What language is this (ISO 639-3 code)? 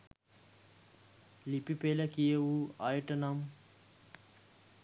sin